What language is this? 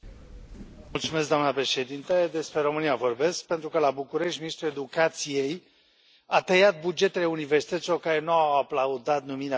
Romanian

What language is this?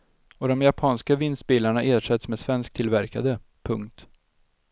Swedish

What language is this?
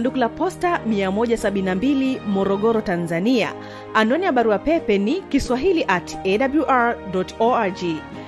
Swahili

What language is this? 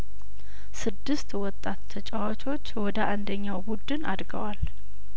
Amharic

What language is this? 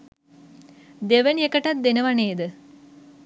Sinhala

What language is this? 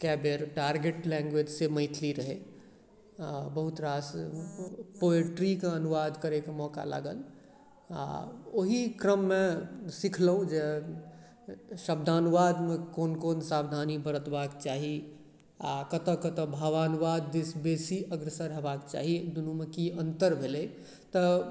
Maithili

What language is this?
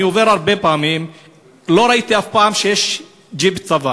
Hebrew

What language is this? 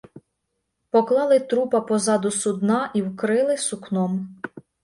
Ukrainian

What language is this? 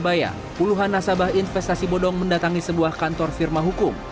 Indonesian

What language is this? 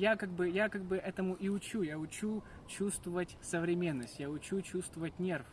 Russian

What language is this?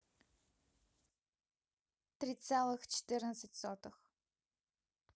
Russian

